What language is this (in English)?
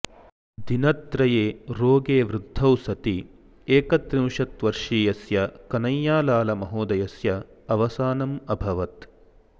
Sanskrit